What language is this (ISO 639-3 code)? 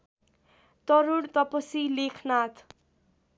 nep